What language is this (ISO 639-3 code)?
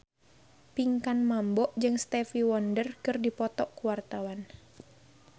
sun